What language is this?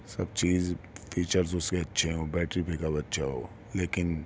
Urdu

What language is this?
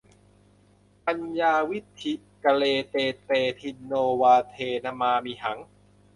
Thai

